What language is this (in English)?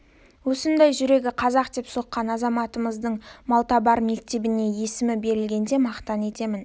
Kazakh